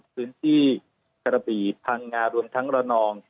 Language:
Thai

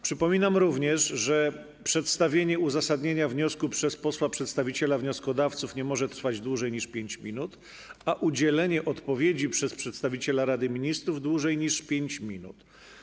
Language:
Polish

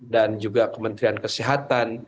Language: Indonesian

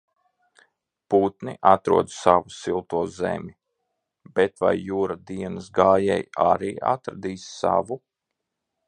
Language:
Latvian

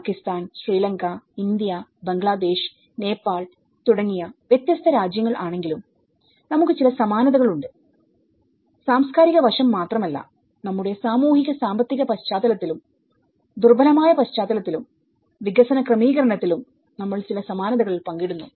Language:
Malayalam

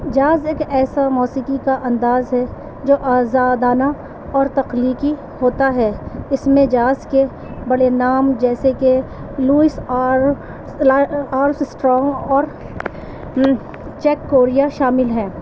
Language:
Urdu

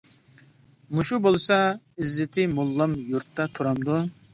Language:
Uyghur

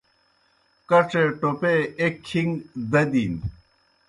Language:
Kohistani Shina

